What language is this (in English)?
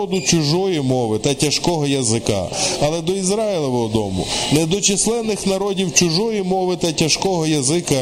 Ukrainian